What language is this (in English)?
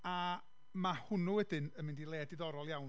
Welsh